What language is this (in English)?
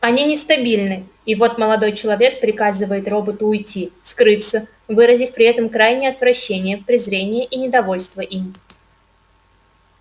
Russian